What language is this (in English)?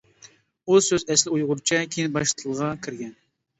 Uyghur